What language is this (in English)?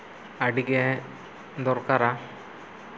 Santali